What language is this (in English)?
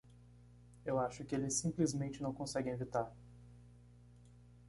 Portuguese